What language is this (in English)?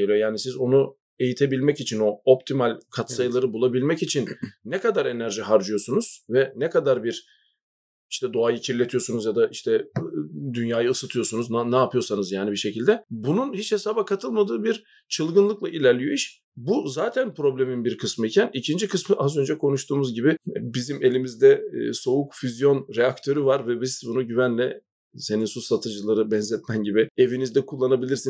Turkish